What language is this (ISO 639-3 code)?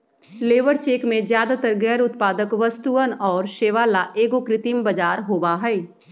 mag